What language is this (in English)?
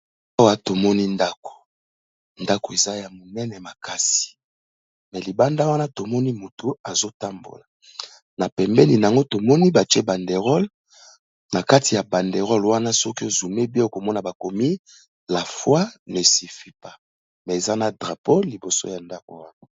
Lingala